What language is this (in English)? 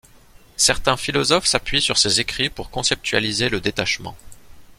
French